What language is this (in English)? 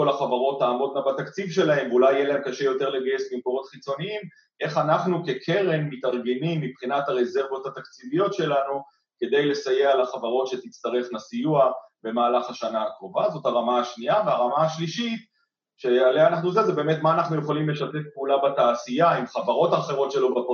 Hebrew